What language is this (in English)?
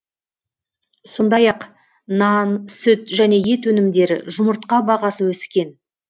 Kazakh